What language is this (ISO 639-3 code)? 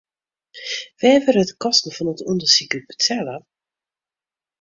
fry